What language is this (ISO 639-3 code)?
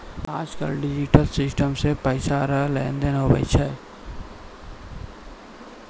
mai